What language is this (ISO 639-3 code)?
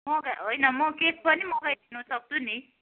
nep